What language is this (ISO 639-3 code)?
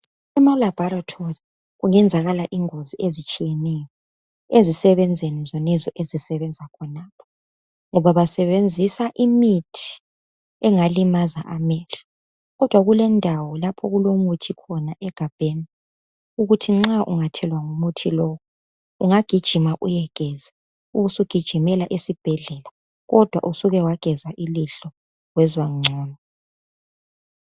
nde